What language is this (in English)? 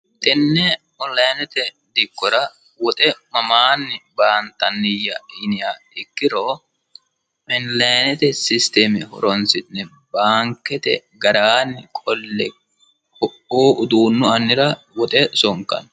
Sidamo